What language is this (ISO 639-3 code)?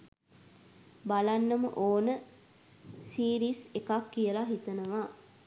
sin